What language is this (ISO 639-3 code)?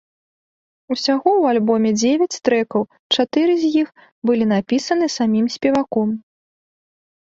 bel